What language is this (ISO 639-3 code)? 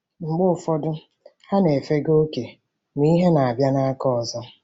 ibo